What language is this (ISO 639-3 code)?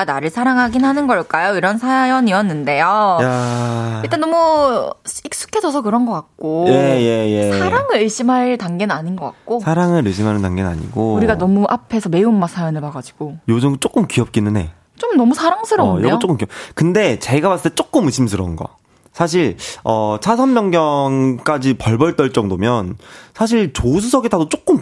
kor